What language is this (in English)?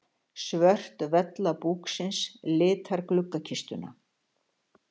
Icelandic